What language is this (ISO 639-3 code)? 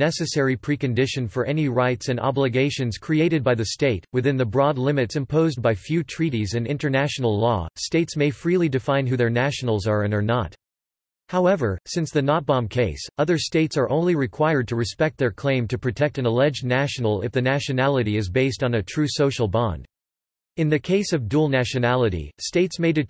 eng